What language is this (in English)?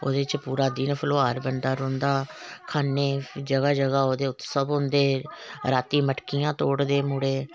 Dogri